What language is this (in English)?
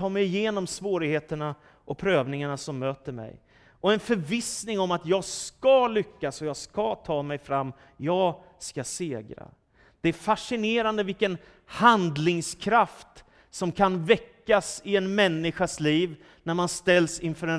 Swedish